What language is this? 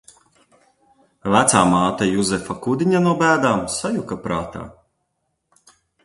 Latvian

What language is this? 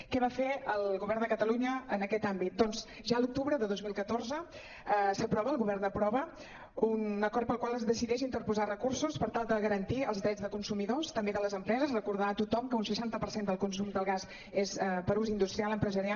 Catalan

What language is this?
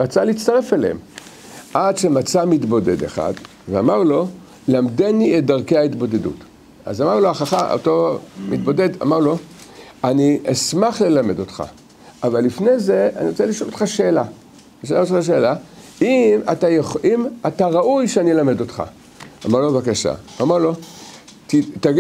Hebrew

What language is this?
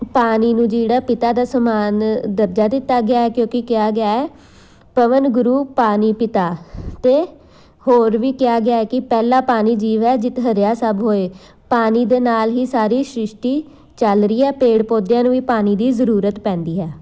Punjabi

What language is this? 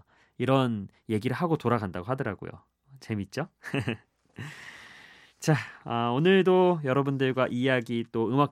Korean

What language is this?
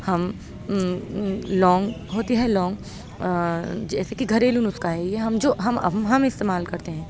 Urdu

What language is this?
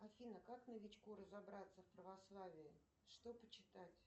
Russian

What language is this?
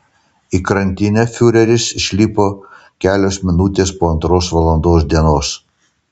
Lithuanian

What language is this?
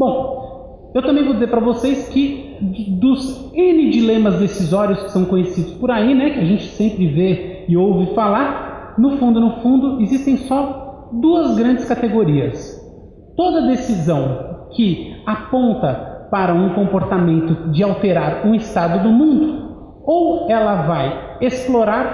Portuguese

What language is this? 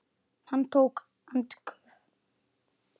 Icelandic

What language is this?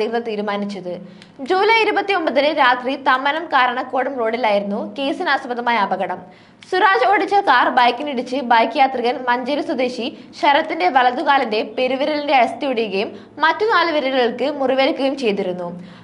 Romanian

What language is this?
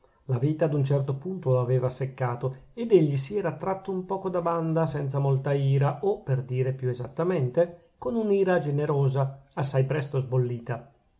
Italian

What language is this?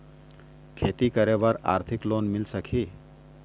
Chhattisgarhi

